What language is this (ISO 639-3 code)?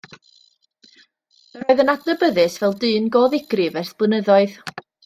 cym